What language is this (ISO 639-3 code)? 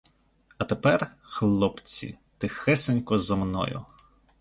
ukr